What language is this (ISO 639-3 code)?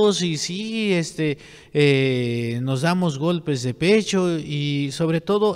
spa